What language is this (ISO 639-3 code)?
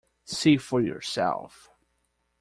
eng